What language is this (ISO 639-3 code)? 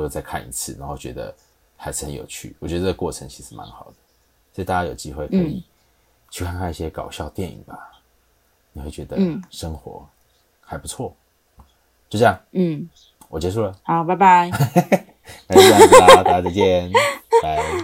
zho